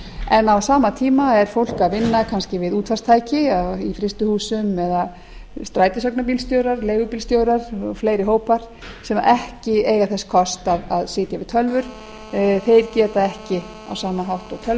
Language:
Icelandic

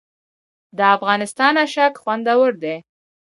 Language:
Pashto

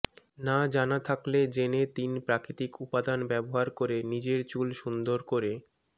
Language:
Bangla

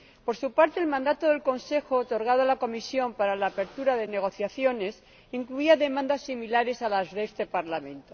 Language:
Spanish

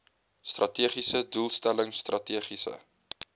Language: Afrikaans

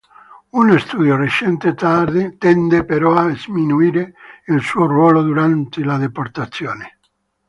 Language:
Italian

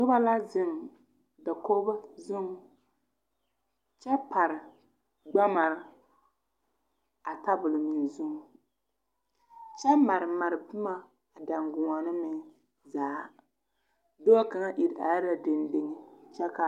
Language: Southern Dagaare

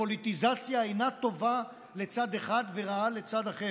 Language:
Hebrew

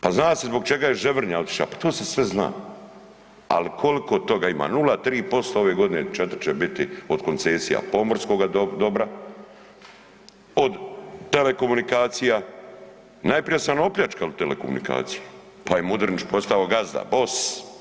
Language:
Croatian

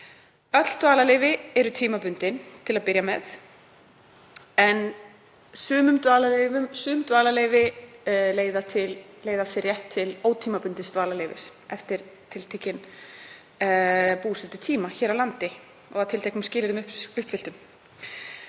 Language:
Icelandic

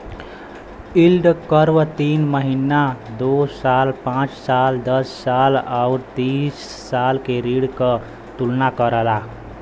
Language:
Bhojpuri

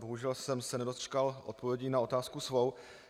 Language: Czech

